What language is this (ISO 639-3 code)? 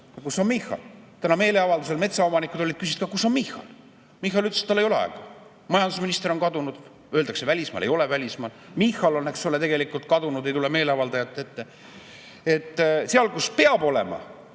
est